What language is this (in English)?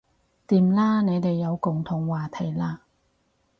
Cantonese